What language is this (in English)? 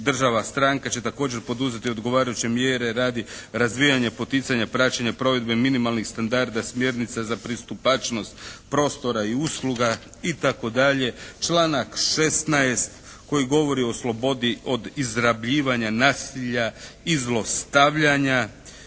Croatian